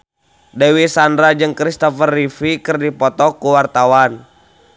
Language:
Sundanese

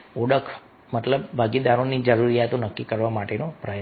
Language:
Gujarati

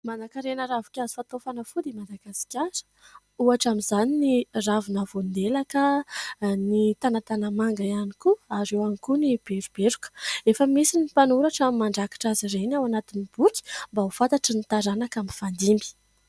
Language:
Malagasy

